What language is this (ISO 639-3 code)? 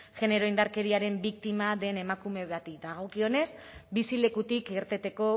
eus